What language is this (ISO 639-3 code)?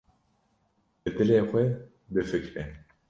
kur